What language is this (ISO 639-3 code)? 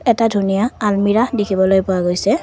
asm